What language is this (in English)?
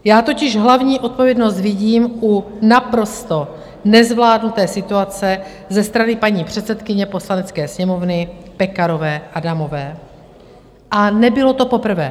Czech